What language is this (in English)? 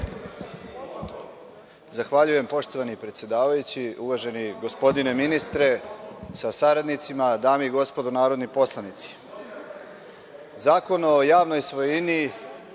Serbian